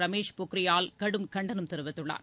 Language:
Tamil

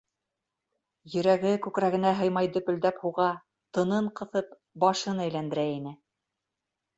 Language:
Bashkir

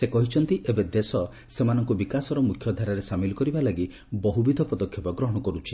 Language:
Odia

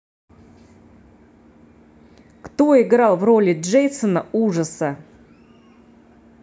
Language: Russian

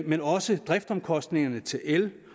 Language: Danish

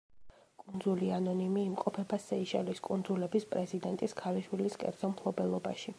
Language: Georgian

